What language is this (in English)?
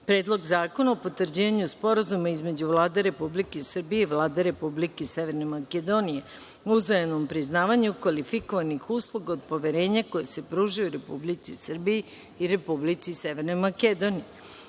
Serbian